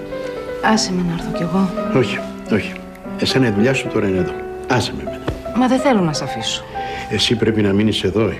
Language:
Greek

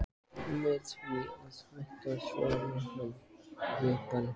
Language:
Icelandic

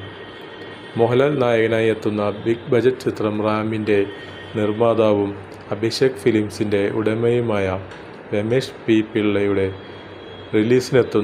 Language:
Malayalam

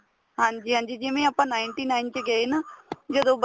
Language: Punjabi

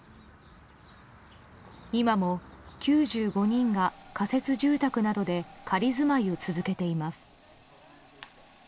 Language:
Japanese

